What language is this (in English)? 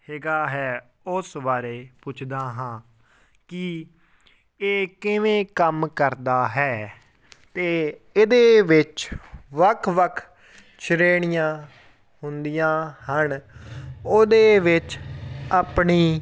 Punjabi